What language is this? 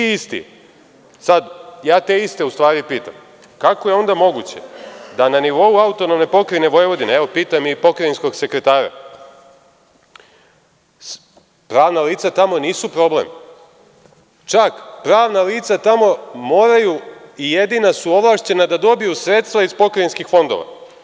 Serbian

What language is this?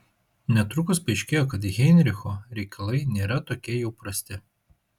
Lithuanian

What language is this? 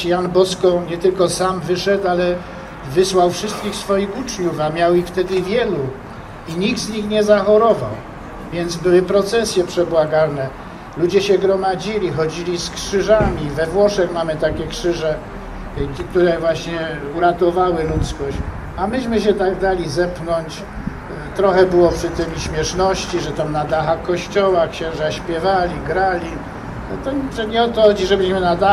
Polish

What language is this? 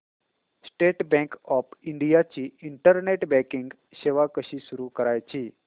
Marathi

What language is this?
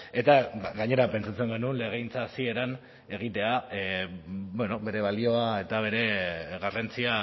Basque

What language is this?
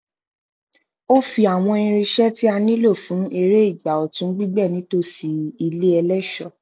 Yoruba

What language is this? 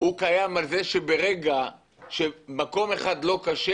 Hebrew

